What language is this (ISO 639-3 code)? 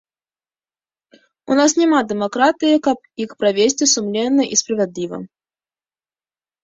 bel